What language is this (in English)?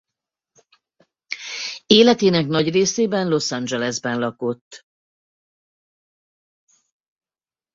Hungarian